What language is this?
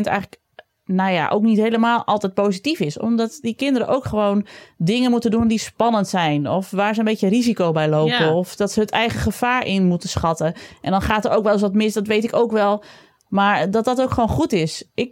Dutch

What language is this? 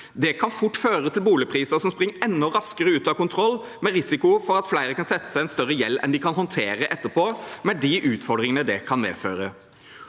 Norwegian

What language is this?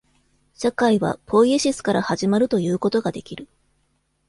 Japanese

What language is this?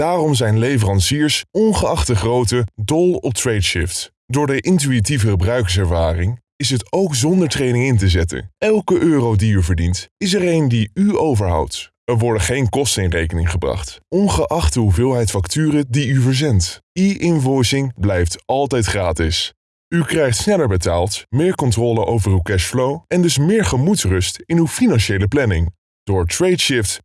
Dutch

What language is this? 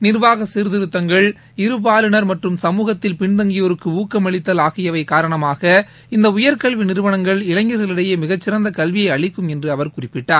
Tamil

